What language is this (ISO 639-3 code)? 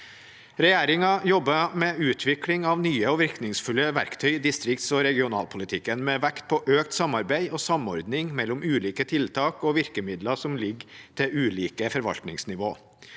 nor